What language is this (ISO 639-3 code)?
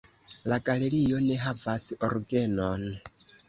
epo